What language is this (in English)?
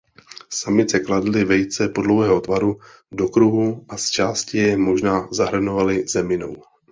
Czech